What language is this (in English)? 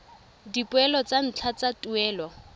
Tswana